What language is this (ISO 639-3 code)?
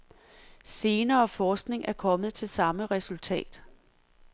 dan